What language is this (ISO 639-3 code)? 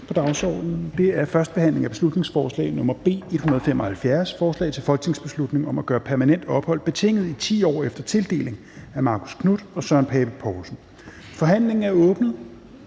dan